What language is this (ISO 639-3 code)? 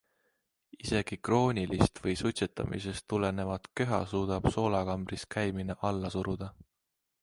est